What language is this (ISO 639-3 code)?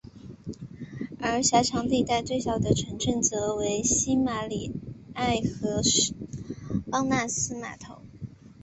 zho